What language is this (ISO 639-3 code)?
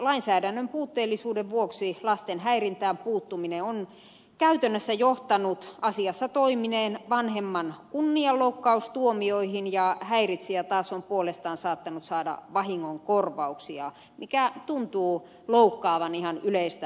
fin